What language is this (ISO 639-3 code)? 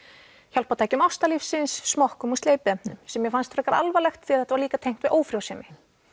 isl